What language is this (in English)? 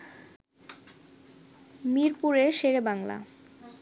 Bangla